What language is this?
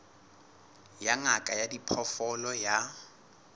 Southern Sotho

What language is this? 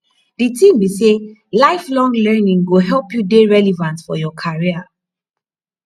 Nigerian Pidgin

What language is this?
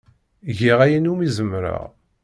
Kabyle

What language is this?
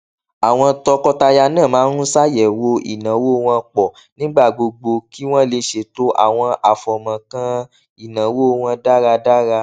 Yoruba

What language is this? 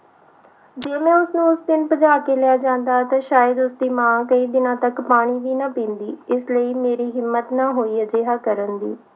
Punjabi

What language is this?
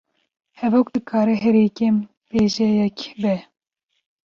Kurdish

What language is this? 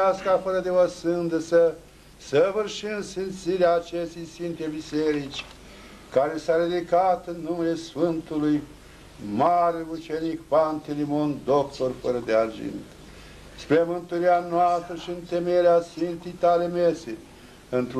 Romanian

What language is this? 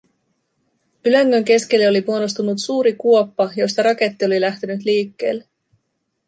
Finnish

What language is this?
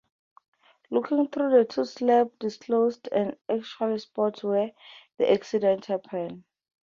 English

